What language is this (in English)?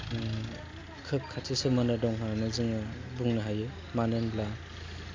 Bodo